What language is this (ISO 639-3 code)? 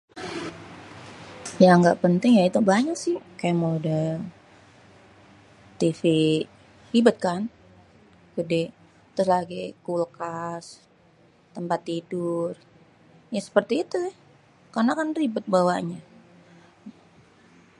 bew